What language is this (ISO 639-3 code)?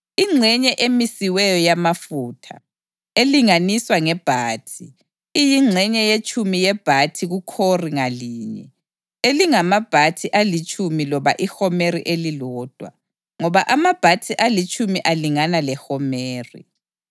nde